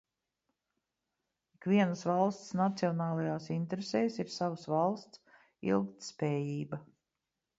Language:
Latvian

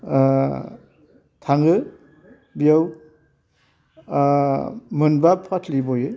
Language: Bodo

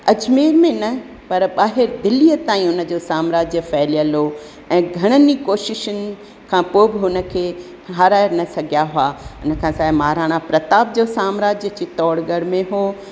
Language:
Sindhi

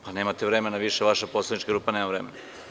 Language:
Serbian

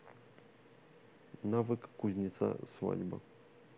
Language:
Russian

